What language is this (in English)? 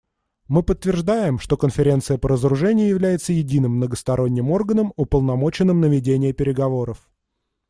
Russian